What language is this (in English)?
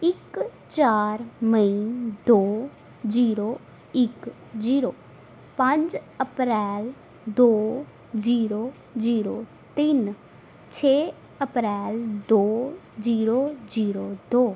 Punjabi